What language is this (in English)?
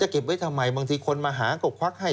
Thai